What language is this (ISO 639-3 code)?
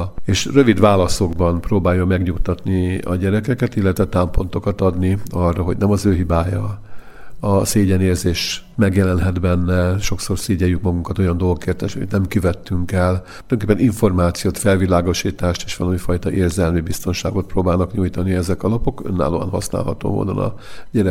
hun